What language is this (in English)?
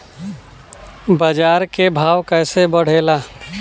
Bhojpuri